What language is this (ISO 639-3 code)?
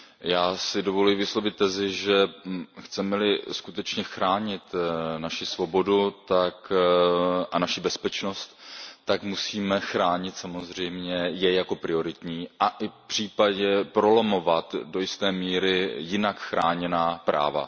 ces